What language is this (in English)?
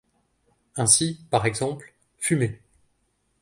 French